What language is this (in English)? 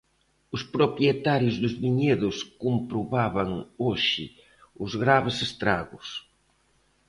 Galician